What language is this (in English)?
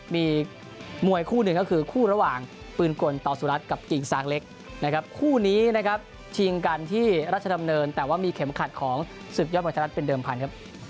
Thai